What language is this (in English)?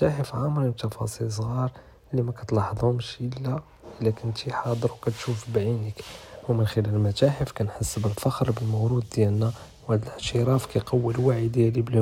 Judeo-Arabic